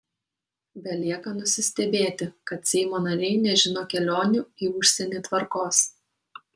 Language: Lithuanian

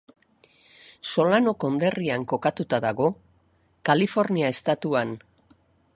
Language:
Basque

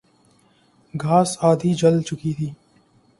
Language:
Urdu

